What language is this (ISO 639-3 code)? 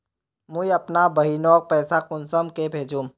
mag